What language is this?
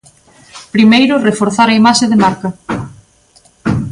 Galician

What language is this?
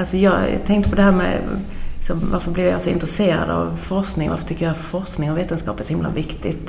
Swedish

